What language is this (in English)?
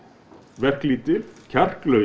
Icelandic